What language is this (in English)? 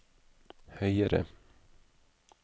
Norwegian